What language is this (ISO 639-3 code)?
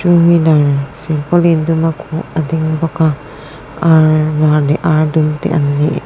lus